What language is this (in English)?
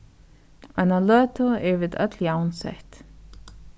Faroese